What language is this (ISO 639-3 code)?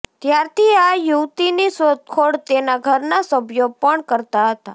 guj